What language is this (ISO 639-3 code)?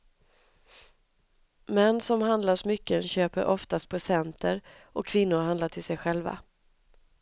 swe